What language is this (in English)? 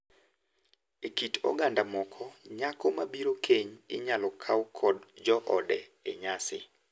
Luo (Kenya and Tanzania)